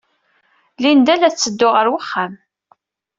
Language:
Kabyle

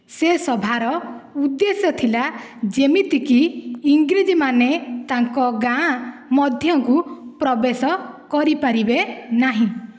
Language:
Odia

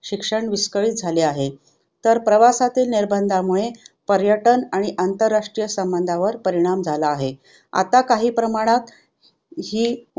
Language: Marathi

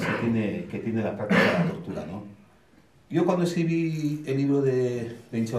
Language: Spanish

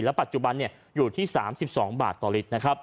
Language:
Thai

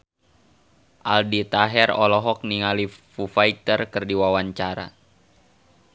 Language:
Sundanese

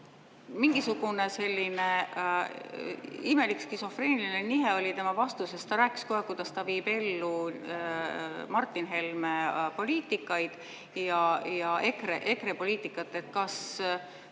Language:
Estonian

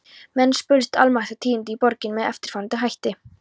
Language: Icelandic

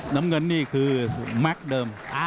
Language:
Thai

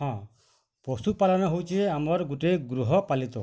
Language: Odia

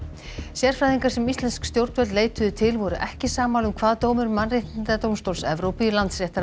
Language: Icelandic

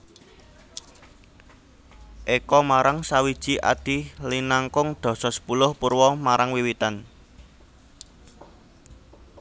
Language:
Javanese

